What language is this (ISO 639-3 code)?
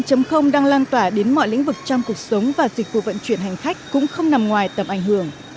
vie